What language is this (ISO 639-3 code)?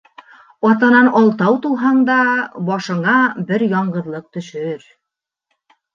bak